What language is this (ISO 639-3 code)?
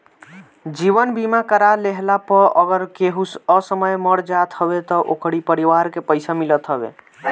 bho